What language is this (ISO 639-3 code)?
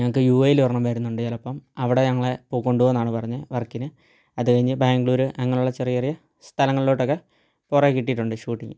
mal